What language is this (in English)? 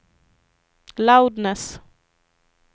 Swedish